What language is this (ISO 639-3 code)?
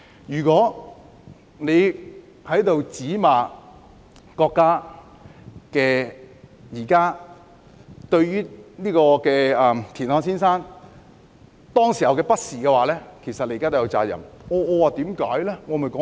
yue